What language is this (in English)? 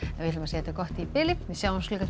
Icelandic